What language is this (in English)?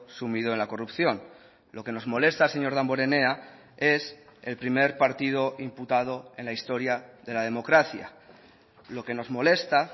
Spanish